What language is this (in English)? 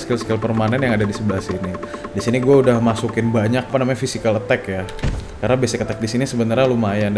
Indonesian